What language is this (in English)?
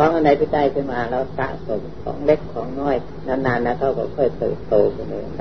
Thai